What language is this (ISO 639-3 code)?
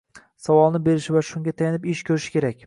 uzb